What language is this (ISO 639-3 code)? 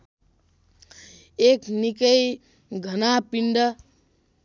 nep